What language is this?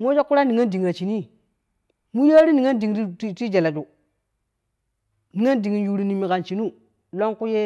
Kushi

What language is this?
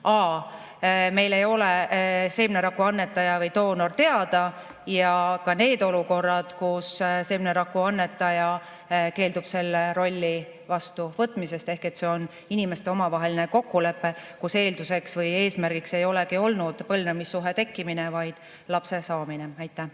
Estonian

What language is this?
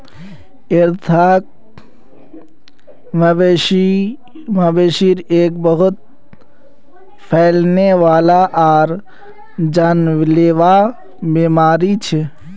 Magahi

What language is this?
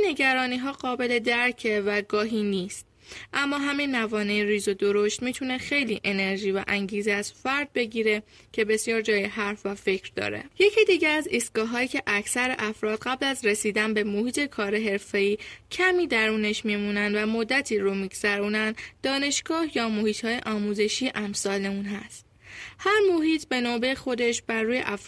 Persian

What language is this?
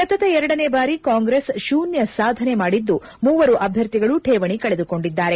Kannada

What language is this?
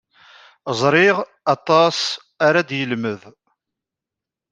Kabyle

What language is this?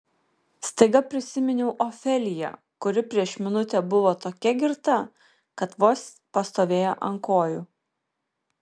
Lithuanian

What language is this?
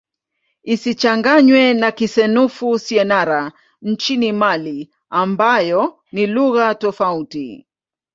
Swahili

